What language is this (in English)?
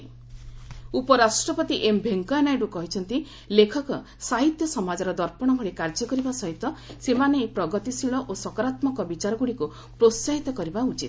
Odia